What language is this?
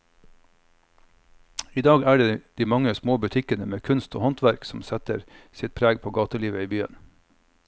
Norwegian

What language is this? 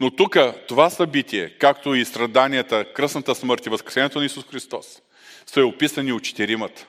Bulgarian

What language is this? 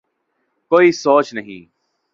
Urdu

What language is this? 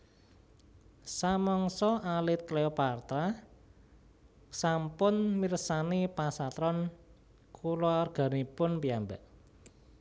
Javanese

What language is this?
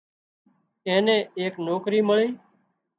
Wadiyara Koli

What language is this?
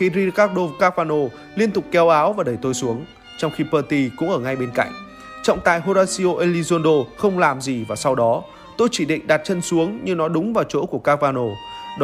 Vietnamese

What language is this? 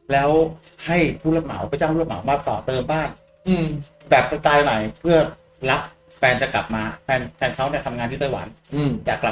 Thai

